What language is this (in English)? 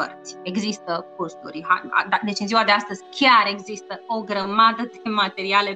Romanian